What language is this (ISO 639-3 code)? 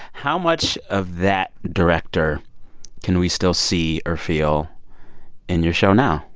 eng